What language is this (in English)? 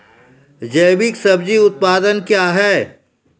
Maithili